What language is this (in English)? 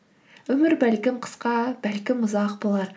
Kazakh